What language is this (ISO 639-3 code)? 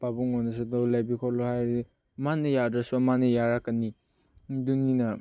mni